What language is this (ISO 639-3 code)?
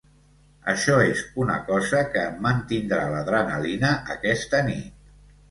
cat